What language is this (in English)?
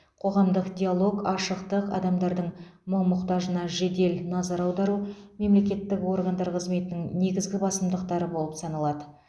Kazakh